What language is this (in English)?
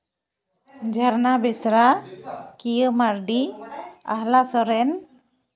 Santali